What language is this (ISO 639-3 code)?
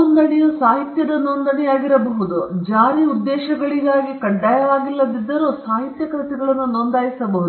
kan